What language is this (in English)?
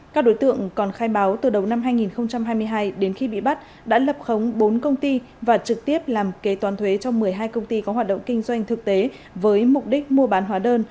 Vietnamese